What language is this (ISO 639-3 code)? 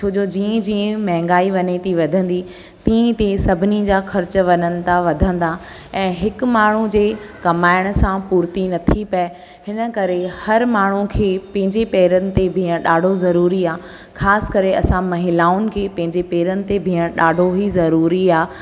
snd